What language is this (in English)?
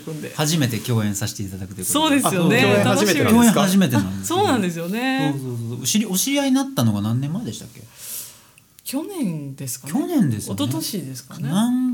Japanese